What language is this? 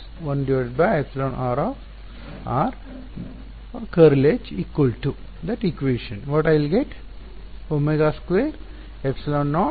Kannada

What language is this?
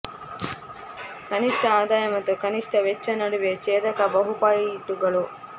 Kannada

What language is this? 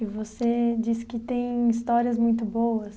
Portuguese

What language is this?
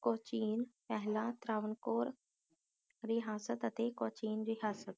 Punjabi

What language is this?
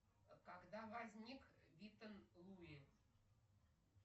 Russian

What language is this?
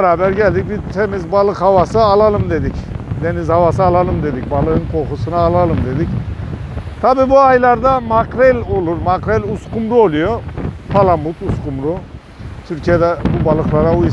Turkish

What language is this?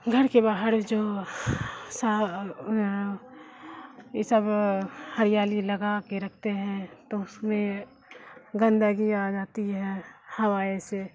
Urdu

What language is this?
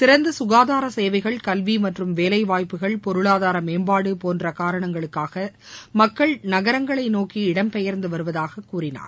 Tamil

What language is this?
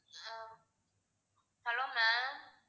Tamil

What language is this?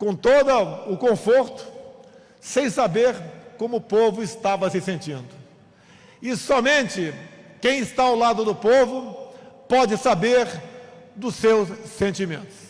Portuguese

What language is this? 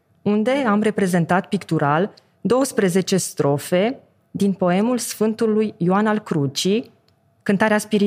Romanian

